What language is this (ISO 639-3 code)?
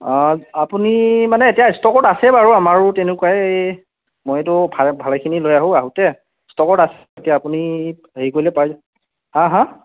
asm